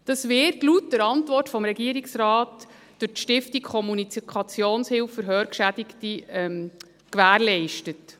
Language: Swiss German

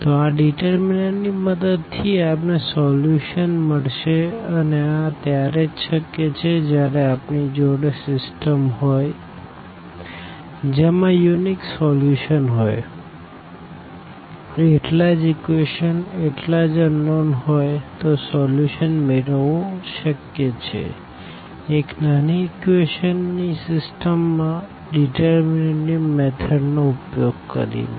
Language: Gujarati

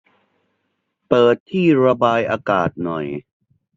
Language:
Thai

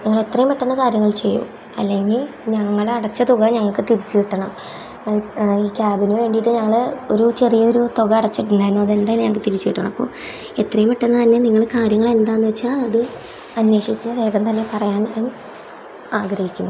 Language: Malayalam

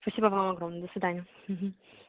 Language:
Russian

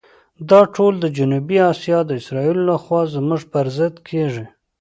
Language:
Pashto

